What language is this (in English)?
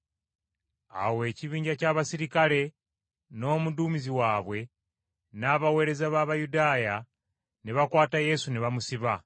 Ganda